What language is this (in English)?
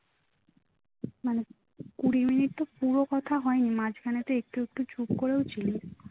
Bangla